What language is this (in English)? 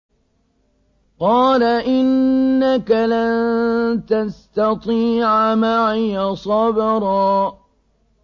Arabic